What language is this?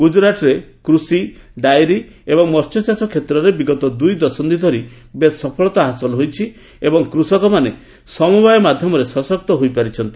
Odia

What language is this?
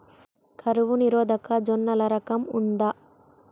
Telugu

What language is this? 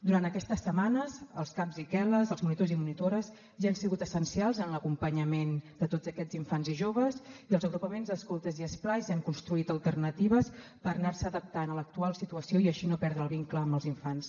Catalan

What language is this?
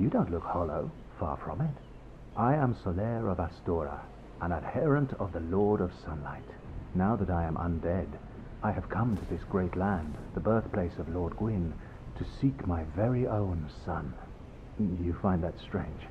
Polish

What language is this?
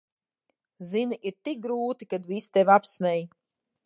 Latvian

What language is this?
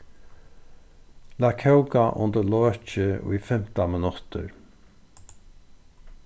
Faroese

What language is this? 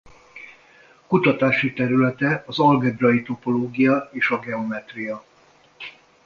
Hungarian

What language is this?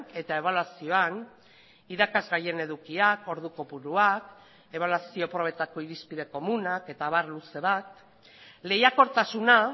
Basque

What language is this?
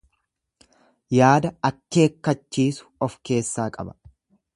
Oromo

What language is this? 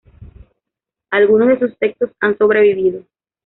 Spanish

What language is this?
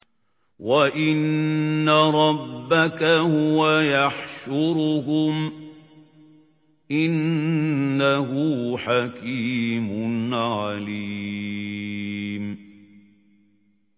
Arabic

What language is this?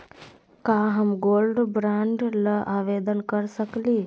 Magahi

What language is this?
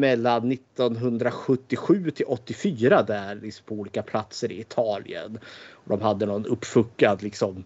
Swedish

